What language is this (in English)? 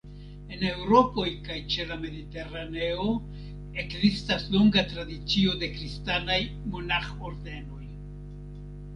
Esperanto